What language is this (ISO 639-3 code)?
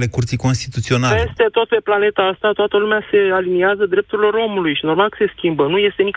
ron